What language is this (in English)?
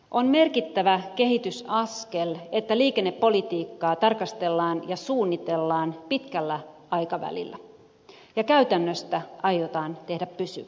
Finnish